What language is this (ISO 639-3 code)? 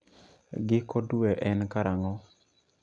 luo